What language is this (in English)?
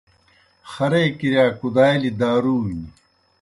Kohistani Shina